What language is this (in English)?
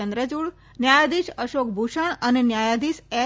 Gujarati